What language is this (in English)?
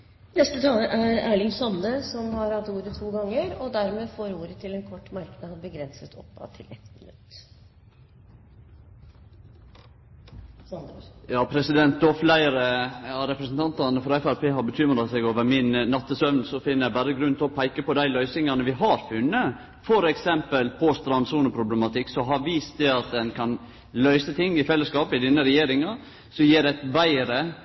Norwegian